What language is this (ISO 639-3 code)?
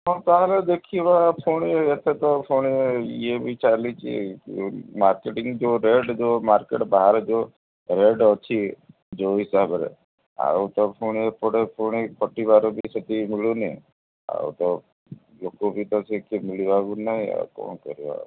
ori